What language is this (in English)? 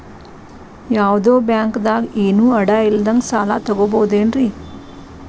Kannada